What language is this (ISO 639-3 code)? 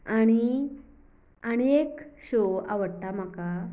kok